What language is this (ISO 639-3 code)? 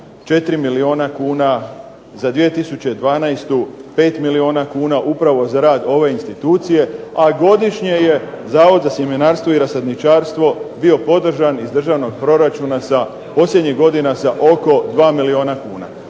hrv